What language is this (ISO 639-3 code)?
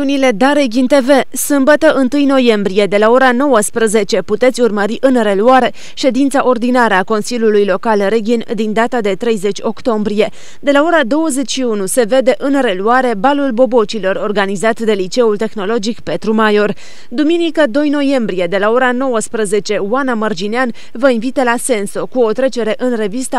ron